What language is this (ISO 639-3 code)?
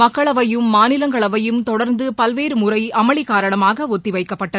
tam